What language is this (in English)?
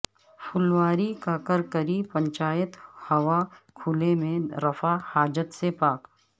Urdu